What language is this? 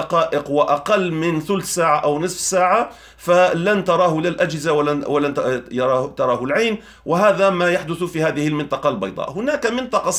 Arabic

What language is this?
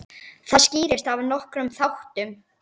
Icelandic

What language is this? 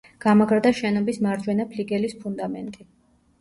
Georgian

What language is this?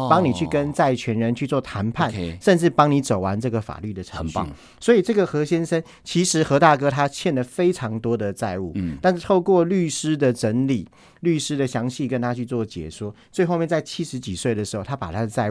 Chinese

